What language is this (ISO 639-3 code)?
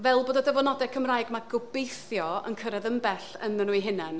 cym